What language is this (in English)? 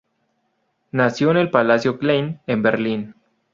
Spanish